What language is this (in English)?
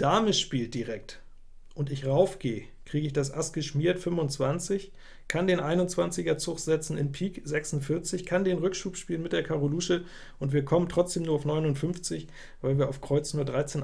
German